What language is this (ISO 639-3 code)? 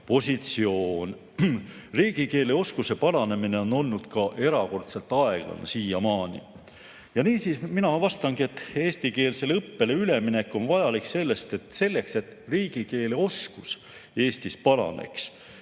est